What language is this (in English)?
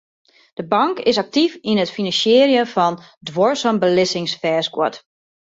Western Frisian